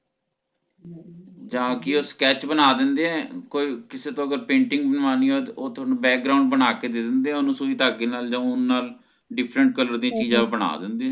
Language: Punjabi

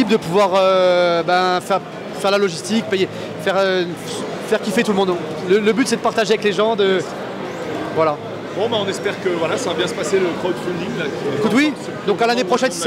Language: French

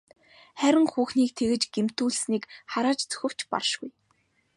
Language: Mongolian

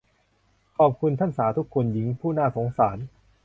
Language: Thai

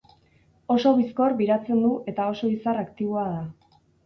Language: Basque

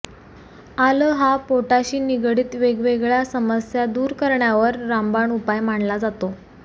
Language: Marathi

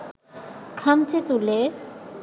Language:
Bangla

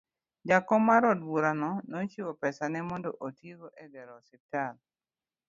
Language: Luo (Kenya and Tanzania)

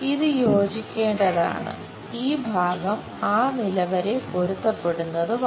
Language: Malayalam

